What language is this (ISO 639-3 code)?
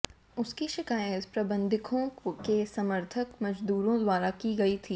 hin